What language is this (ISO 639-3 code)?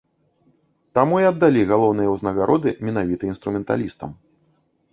bel